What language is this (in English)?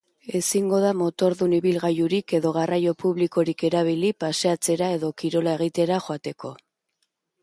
Basque